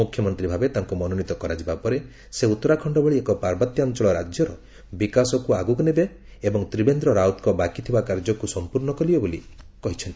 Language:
Odia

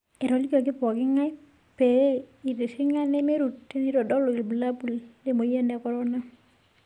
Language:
Masai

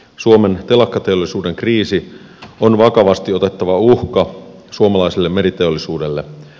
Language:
Finnish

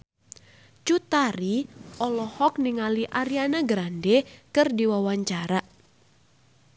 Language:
Sundanese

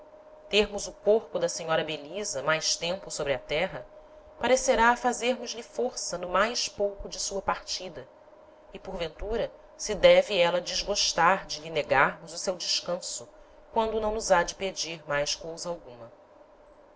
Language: Portuguese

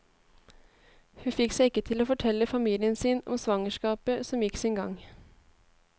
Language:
Norwegian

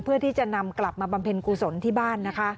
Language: Thai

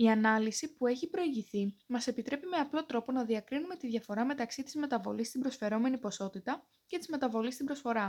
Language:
Greek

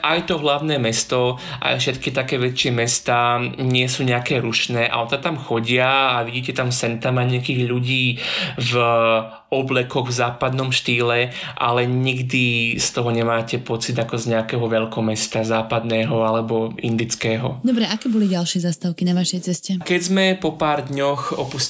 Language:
Slovak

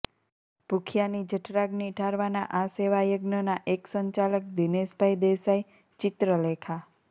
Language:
Gujarati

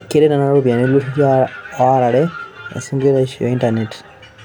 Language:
Masai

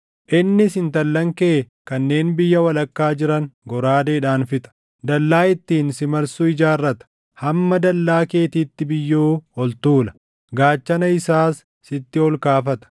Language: Oromo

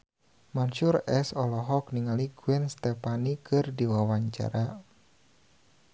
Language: Sundanese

